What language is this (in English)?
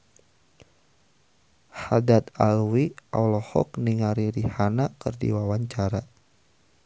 Sundanese